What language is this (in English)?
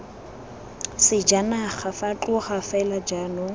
Tswana